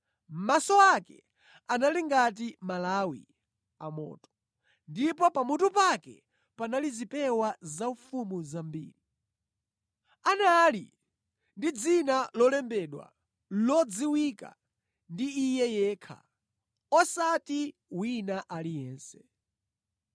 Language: Nyanja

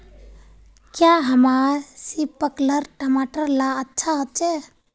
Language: Magahi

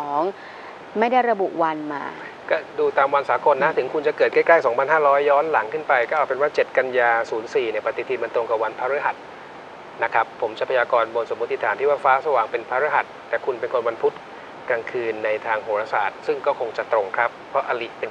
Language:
Thai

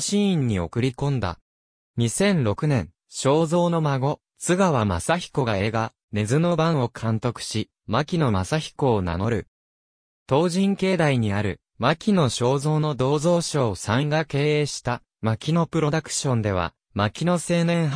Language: Japanese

